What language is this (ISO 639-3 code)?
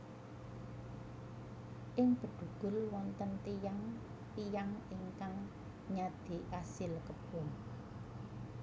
jav